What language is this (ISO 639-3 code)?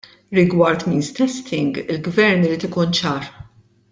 mlt